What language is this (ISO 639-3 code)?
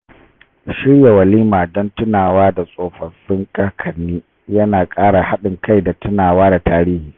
hau